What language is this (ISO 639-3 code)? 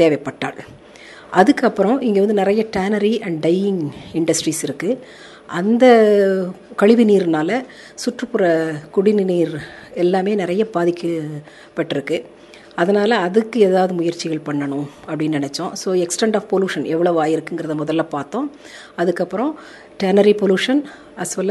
tam